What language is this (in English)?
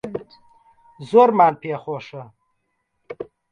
Central Kurdish